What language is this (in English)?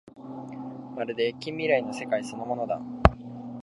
Japanese